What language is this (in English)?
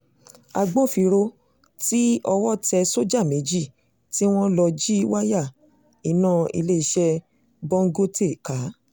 Yoruba